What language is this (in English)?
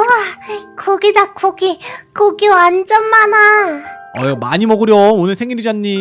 Korean